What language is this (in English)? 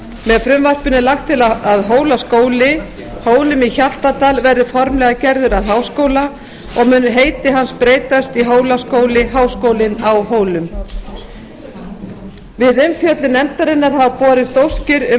Icelandic